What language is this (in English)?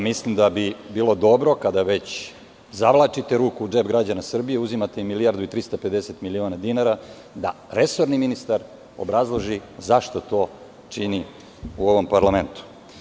Serbian